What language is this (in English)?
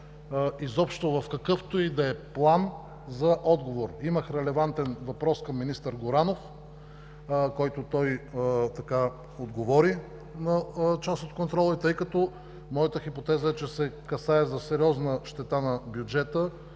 Bulgarian